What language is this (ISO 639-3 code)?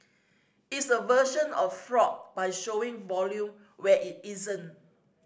eng